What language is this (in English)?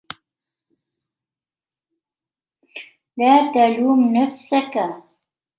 Arabic